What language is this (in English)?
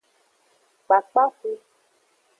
Aja (Benin)